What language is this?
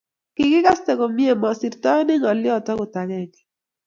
Kalenjin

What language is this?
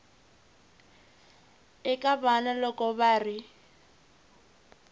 Tsonga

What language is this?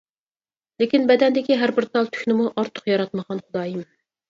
Uyghur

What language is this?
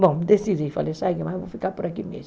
Portuguese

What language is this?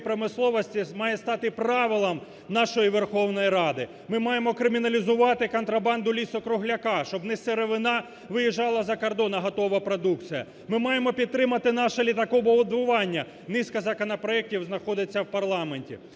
Ukrainian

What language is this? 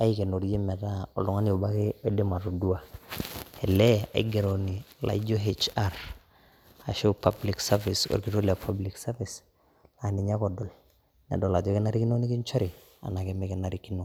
Masai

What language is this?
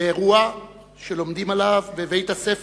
Hebrew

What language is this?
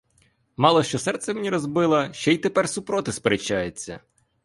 Ukrainian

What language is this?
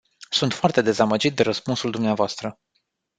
Romanian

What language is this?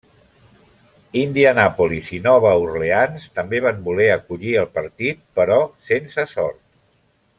Catalan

